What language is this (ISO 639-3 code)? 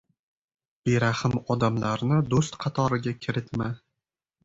uzb